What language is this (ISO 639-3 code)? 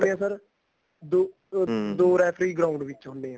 pan